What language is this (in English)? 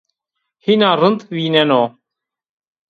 Zaza